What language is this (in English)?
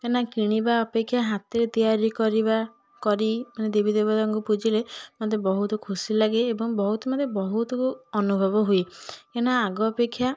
Odia